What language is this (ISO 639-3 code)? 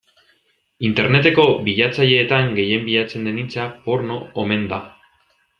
eus